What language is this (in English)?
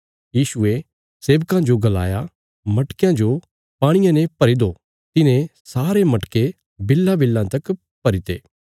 Bilaspuri